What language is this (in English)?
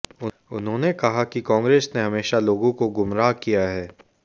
Hindi